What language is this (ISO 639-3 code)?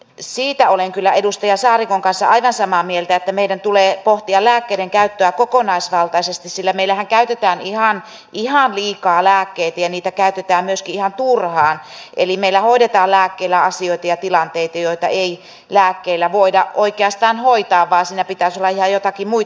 fin